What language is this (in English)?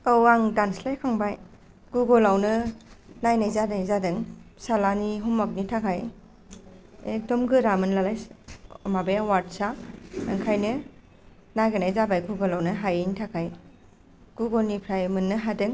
Bodo